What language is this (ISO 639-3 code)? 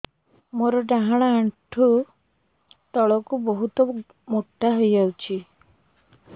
ori